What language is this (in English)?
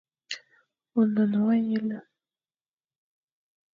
Fang